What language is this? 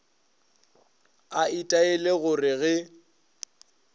Northern Sotho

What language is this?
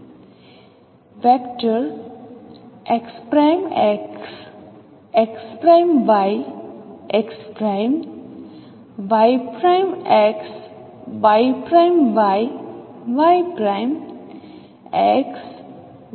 Gujarati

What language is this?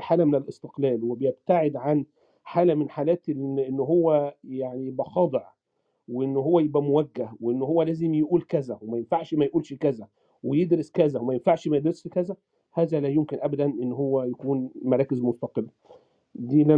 Arabic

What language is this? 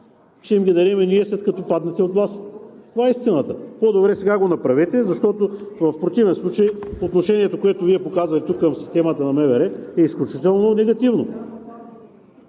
Bulgarian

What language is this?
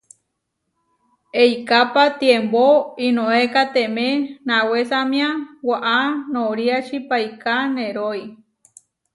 Huarijio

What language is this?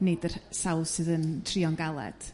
Welsh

